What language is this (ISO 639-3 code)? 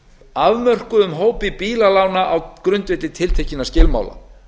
isl